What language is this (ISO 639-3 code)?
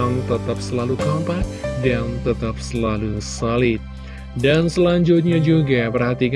ind